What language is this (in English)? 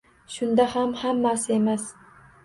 Uzbek